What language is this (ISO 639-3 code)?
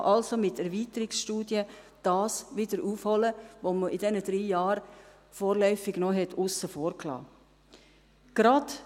gsw